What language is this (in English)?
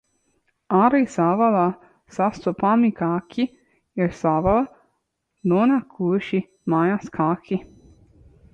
Latvian